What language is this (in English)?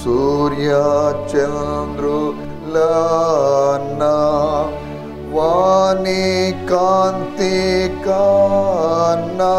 Telugu